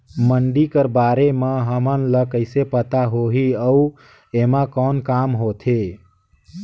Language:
Chhattisgarhi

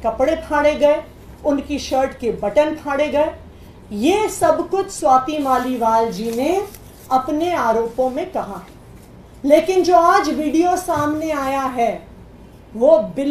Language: Hindi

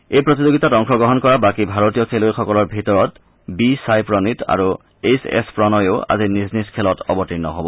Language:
Assamese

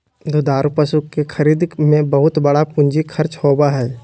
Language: Magahi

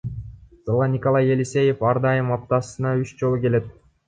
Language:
Kyrgyz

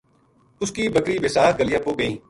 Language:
Gujari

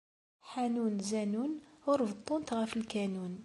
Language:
Kabyle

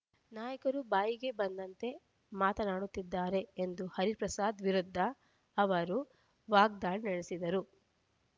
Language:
Kannada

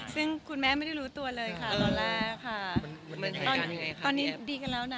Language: Thai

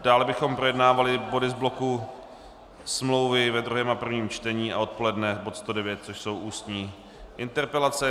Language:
Czech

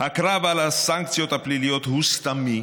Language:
Hebrew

